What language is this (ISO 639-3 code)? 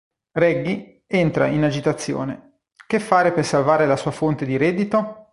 ita